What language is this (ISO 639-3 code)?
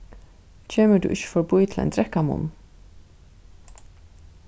fao